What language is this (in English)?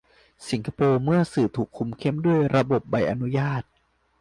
Thai